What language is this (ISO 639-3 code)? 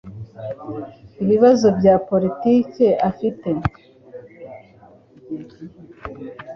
kin